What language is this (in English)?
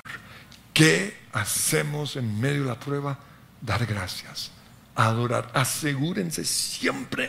Spanish